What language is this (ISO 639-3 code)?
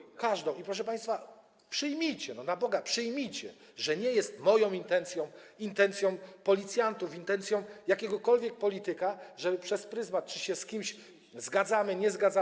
pol